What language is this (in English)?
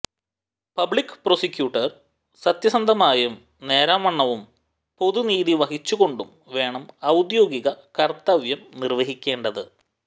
Malayalam